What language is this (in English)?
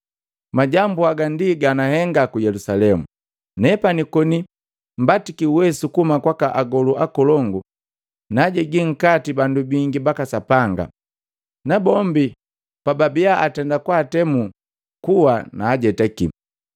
Matengo